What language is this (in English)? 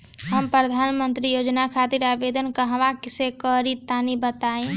Bhojpuri